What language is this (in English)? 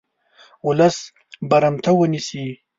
Pashto